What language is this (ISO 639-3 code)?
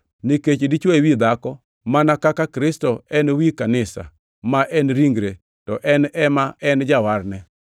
luo